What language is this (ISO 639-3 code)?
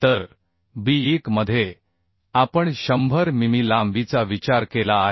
mar